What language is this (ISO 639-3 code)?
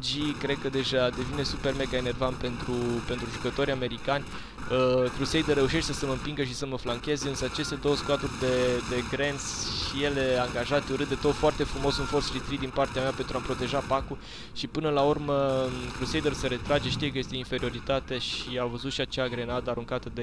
ron